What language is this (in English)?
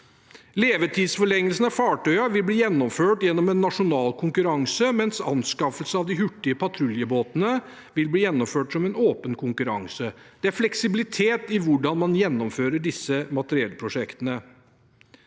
Norwegian